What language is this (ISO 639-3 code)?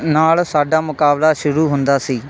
pan